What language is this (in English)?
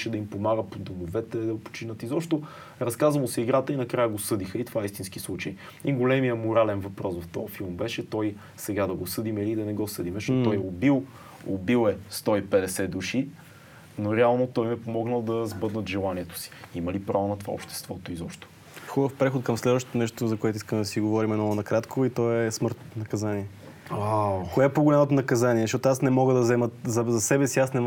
Bulgarian